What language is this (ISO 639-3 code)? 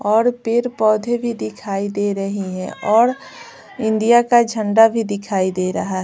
hin